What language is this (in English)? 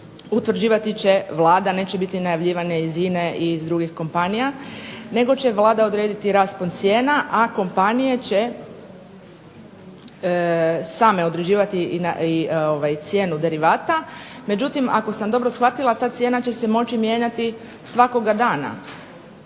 Croatian